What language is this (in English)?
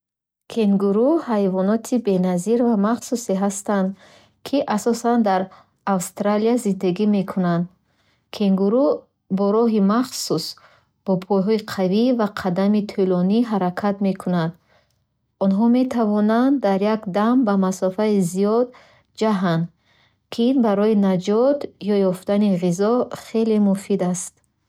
Bukharic